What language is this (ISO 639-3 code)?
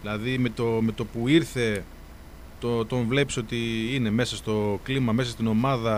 ell